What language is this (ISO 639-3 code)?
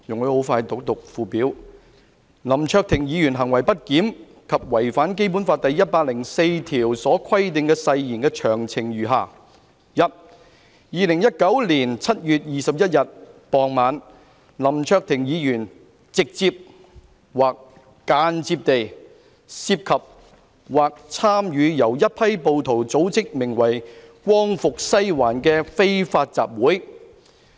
yue